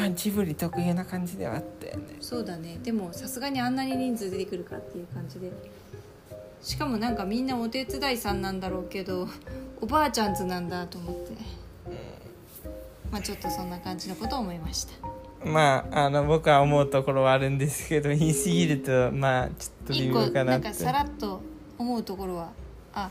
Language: Japanese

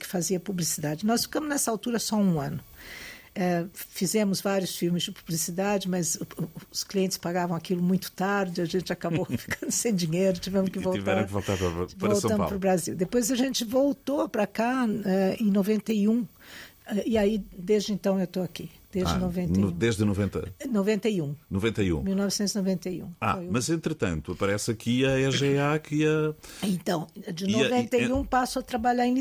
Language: Portuguese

